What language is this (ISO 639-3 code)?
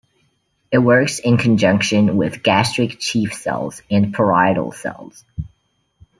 eng